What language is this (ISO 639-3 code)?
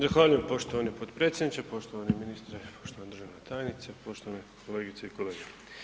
hrv